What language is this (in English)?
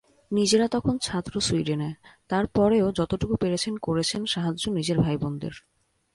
Bangla